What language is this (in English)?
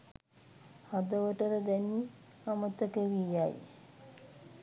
Sinhala